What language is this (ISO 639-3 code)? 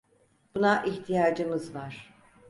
tur